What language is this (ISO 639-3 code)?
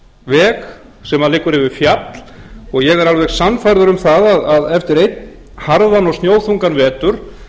isl